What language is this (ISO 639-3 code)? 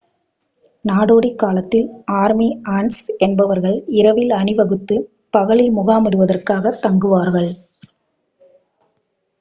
tam